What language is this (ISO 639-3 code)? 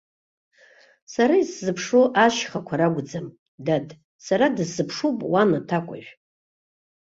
abk